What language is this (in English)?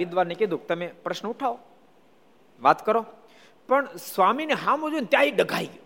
Gujarati